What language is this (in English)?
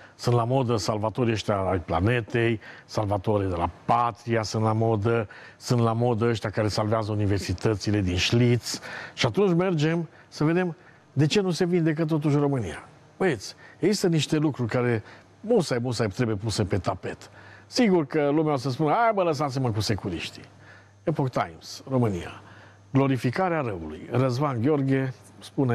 Romanian